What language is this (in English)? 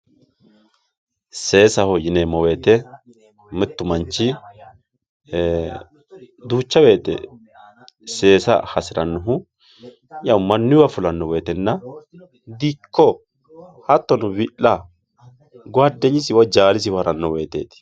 Sidamo